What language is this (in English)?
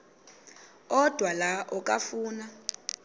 Xhosa